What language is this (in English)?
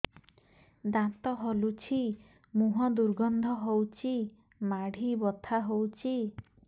Odia